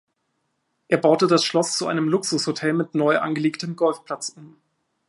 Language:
German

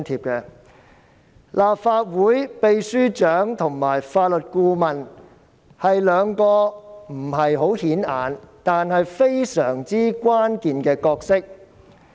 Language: Cantonese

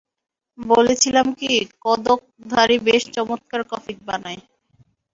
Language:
Bangla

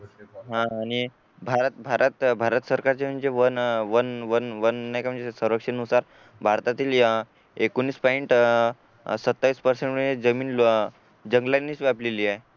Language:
Marathi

